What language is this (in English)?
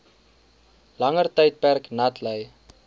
Afrikaans